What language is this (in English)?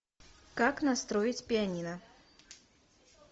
Russian